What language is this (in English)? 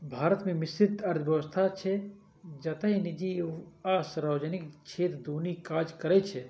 Maithili